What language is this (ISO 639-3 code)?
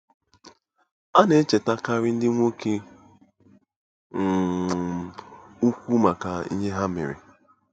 ibo